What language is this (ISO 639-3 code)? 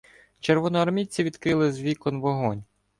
ukr